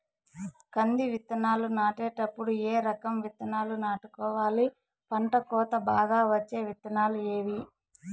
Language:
Telugu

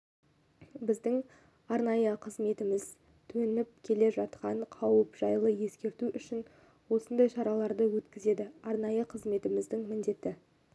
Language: Kazakh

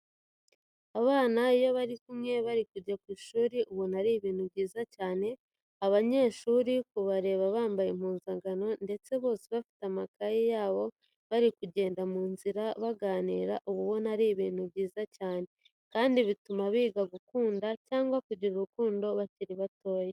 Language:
Kinyarwanda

